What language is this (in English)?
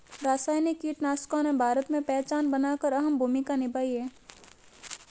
Hindi